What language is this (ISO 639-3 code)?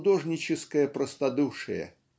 rus